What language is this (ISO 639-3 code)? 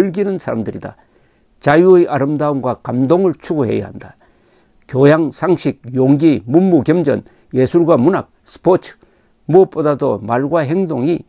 kor